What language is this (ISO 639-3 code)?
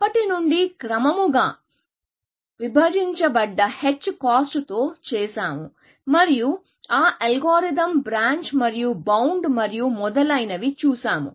tel